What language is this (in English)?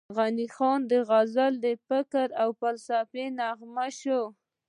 Pashto